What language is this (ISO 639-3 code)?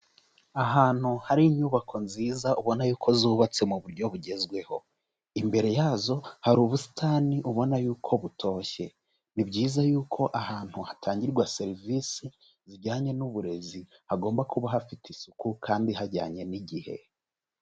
kin